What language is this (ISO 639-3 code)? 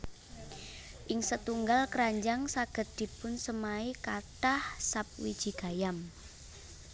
jav